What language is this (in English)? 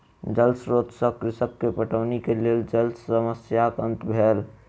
Maithili